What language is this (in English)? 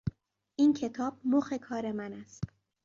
Persian